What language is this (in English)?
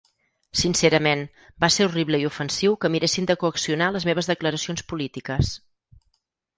Catalan